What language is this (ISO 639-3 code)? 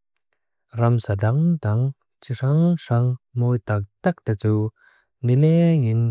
lus